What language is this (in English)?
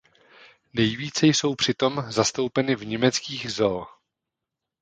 Czech